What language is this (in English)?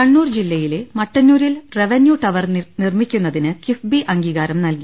Malayalam